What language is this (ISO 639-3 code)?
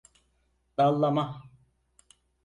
tur